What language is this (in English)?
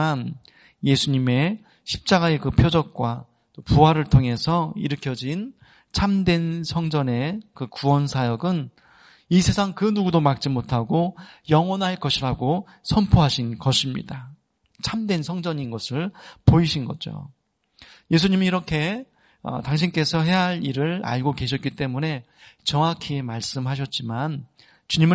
Korean